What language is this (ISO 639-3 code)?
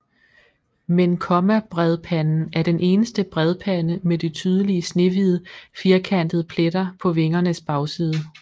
dan